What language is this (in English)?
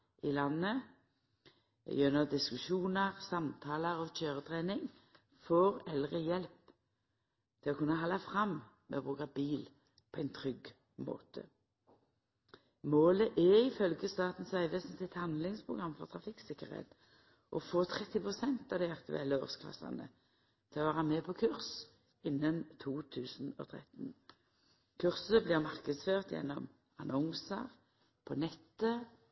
Norwegian Nynorsk